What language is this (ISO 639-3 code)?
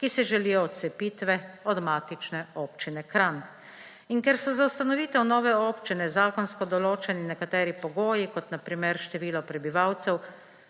slv